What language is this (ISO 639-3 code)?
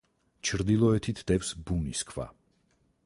kat